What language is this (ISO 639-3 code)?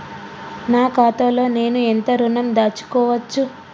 tel